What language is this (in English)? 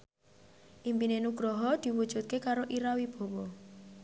Javanese